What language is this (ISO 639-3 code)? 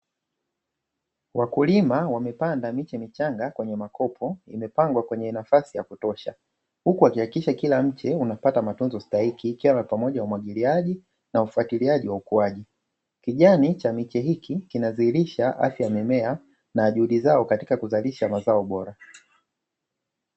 swa